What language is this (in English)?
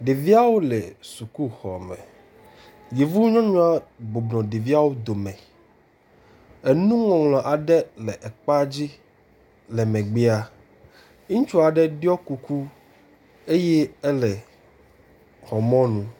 Ewe